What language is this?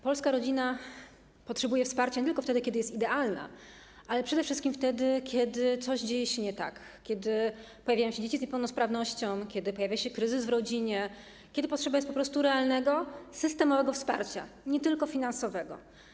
Polish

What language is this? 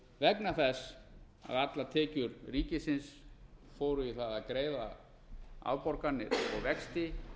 Icelandic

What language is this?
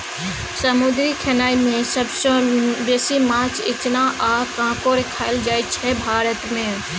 Maithili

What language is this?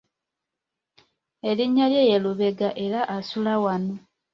Ganda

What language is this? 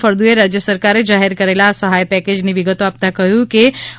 Gujarati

